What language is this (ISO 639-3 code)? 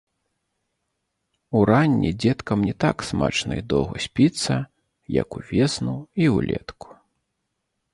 bel